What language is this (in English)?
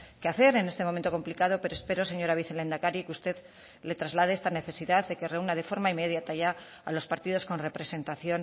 Spanish